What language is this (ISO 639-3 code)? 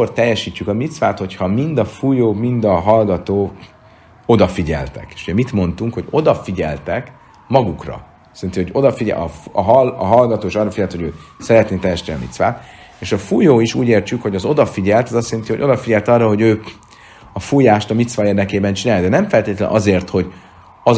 hun